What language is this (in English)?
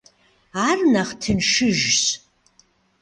Kabardian